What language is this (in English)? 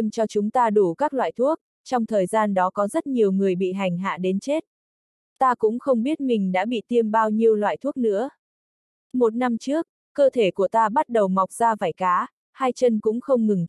Vietnamese